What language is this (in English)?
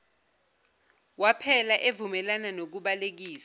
Zulu